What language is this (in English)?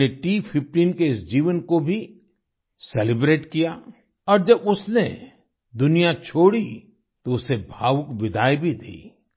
Hindi